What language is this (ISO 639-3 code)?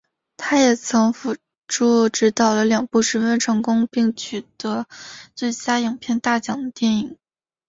zho